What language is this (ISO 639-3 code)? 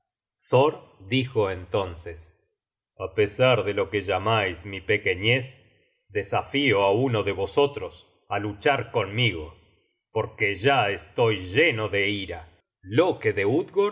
spa